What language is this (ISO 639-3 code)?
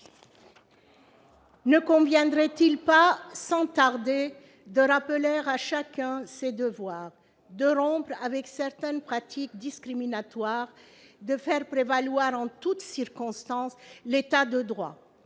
fra